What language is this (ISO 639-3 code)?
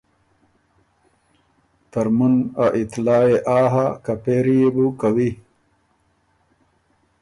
oru